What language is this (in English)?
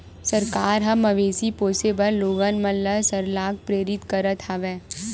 Chhattisgarhi